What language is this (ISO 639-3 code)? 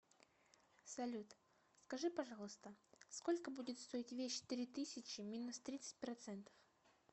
rus